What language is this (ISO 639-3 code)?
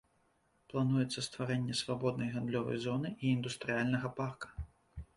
bel